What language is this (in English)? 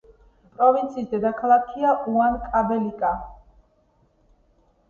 Georgian